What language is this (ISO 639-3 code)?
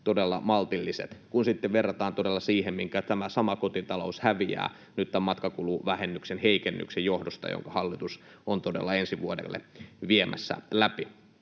fin